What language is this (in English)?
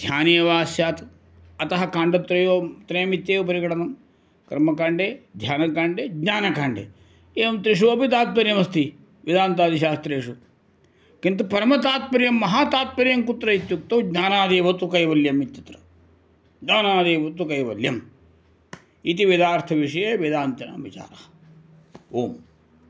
Sanskrit